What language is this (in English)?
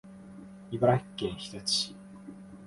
Japanese